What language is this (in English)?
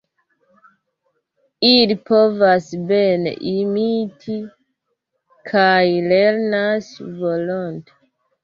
Esperanto